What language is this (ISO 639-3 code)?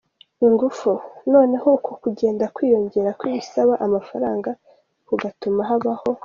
kin